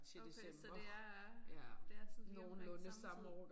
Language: Danish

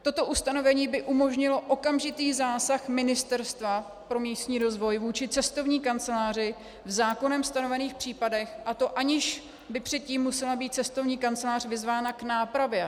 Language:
Czech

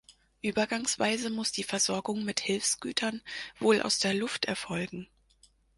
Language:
German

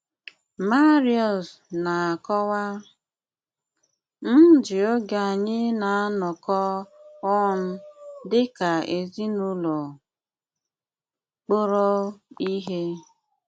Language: Igbo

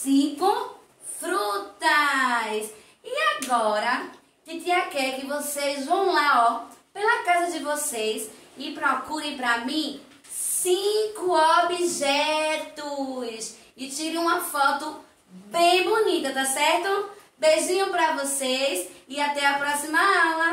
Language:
Portuguese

